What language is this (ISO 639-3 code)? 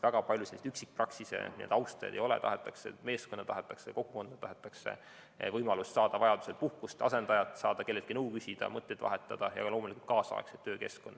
est